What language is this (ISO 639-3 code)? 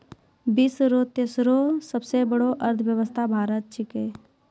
mai